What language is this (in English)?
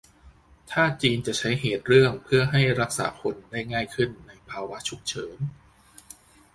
Thai